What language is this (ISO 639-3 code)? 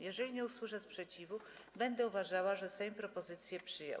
pol